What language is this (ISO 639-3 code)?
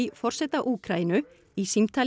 isl